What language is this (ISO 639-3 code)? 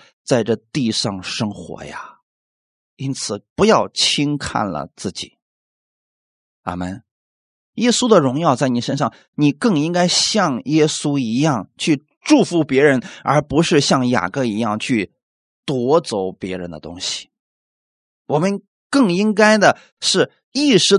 zho